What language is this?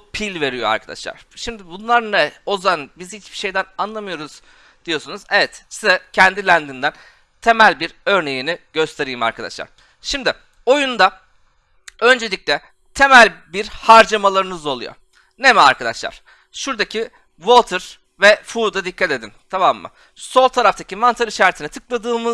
Turkish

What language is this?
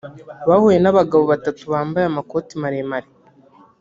Kinyarwanda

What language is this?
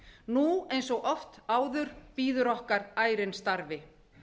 Icelandic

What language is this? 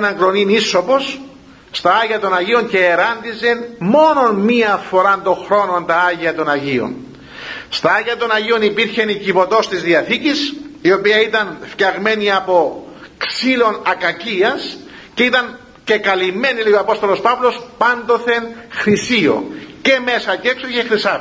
Greek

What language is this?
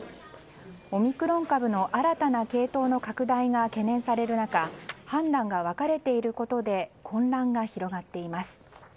Japanese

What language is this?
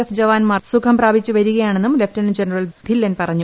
Malayalam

